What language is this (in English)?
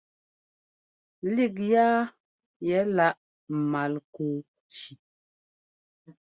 Ngomba